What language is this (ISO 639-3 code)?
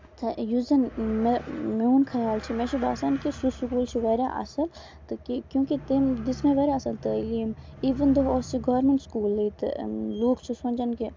kas